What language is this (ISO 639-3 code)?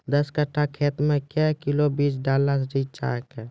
mai